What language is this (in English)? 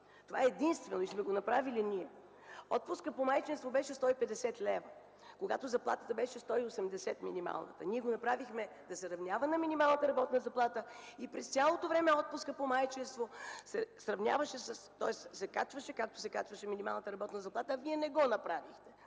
Bulgarian